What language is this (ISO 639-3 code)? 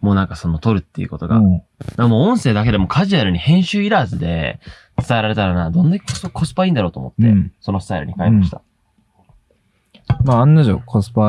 jpn